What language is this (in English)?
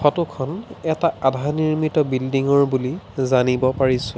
Assamese